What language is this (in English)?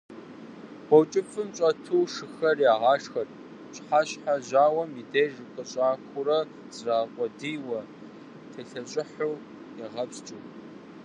Kabardian